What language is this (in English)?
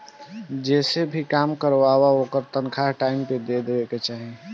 Bhojpuri